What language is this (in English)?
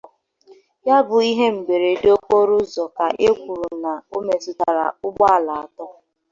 Igbo